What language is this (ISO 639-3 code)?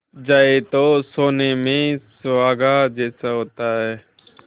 hin